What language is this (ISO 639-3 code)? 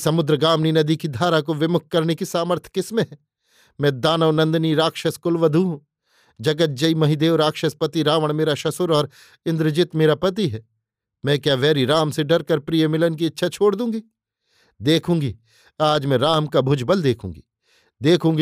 hin